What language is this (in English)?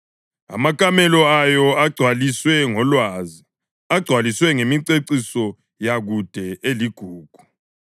North Ndebele